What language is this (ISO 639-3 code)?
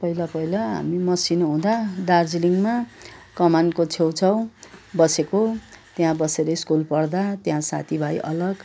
nep